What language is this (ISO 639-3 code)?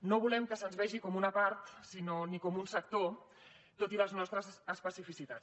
cat